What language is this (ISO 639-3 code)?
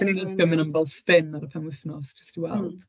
cym